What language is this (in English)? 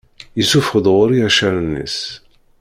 Kabyle